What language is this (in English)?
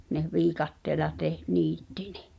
Finnish